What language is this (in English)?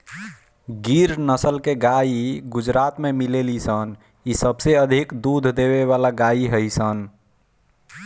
Bhojpuri